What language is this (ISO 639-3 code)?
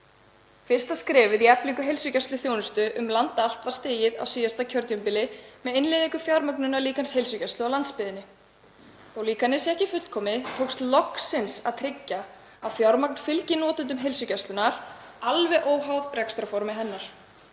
isl